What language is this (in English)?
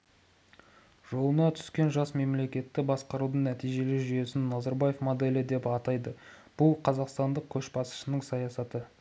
Kazakh